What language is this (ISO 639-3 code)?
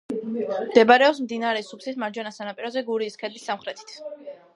kat